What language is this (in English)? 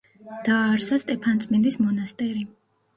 Georgian